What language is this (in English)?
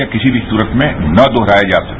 Hindi